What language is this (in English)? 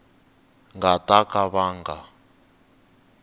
Tsonga